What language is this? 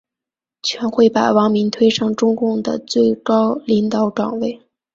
Chinese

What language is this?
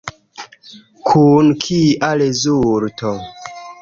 Esperanto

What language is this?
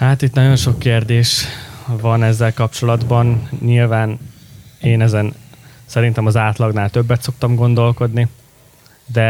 Hungarian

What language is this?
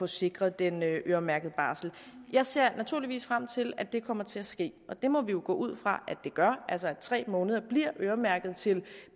Danish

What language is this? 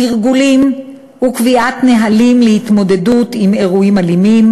Hebrew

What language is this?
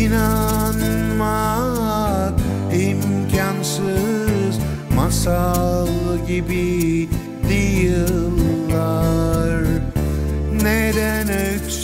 Turkish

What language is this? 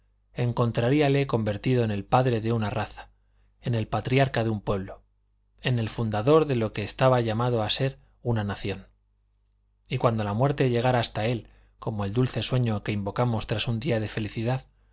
Spanish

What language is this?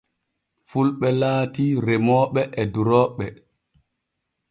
Borgu Fulfulde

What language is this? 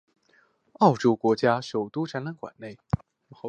Chinese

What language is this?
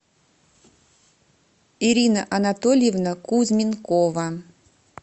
Russian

